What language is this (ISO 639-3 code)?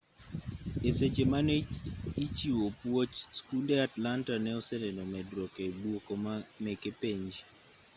luo